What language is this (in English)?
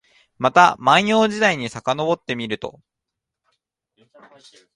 Japanese